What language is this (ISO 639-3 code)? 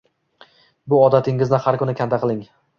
uzb